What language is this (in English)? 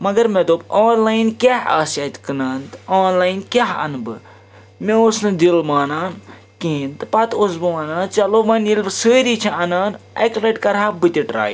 Kashmiri